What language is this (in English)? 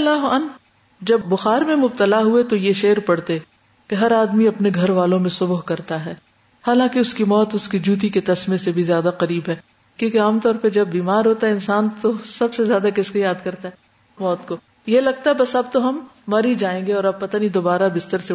Urdu